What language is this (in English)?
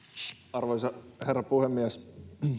Finnish